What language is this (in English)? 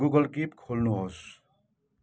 Nepali